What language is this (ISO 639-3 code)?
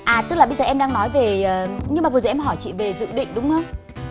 vie